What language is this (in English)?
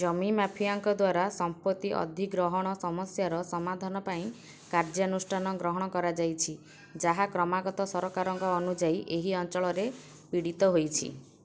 Odia